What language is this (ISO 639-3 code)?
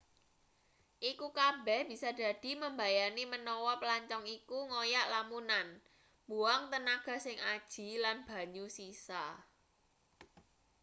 jav